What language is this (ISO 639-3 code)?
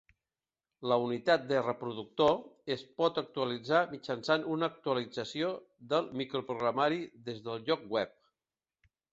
cat